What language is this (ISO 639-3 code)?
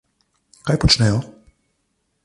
slv